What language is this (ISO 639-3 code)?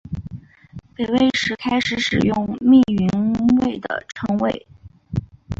zho